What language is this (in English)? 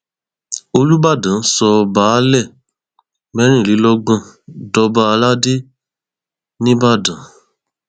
Yoruba